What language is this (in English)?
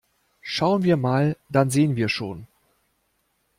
German